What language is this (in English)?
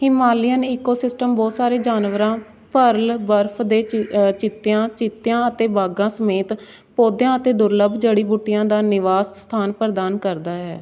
Punjabi